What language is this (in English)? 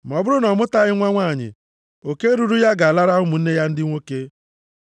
Igbo